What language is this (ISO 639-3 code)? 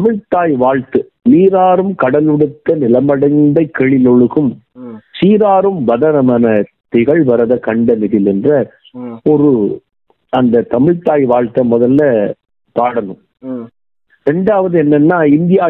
tam